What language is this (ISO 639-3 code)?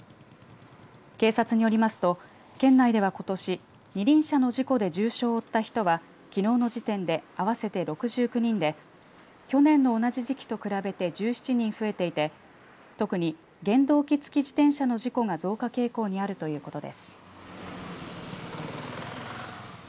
jpn